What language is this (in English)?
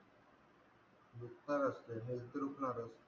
Marathi